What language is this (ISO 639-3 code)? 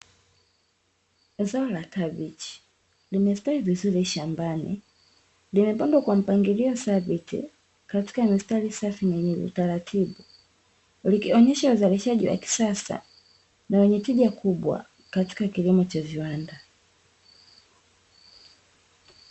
swa